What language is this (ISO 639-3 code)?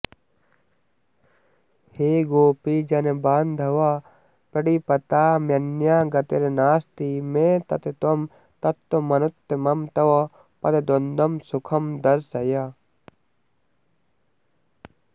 san